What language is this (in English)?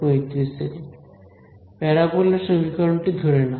Bangla